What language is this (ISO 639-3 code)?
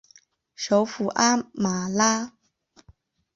zho